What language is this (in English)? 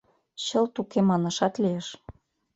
Mari